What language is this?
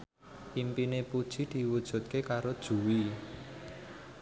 Javanese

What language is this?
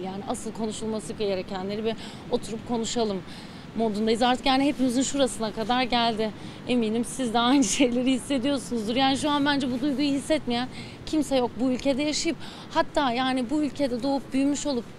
Turkish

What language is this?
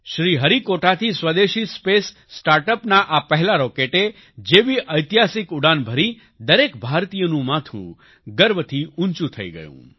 Gujarati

